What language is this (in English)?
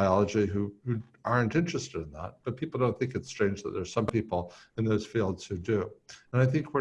English